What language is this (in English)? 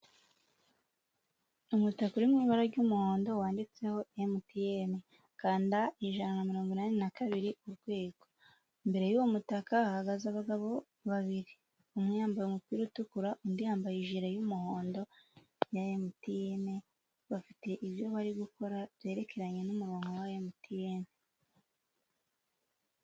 Kinyarwanda